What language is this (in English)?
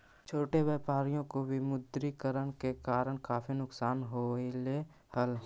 Magahi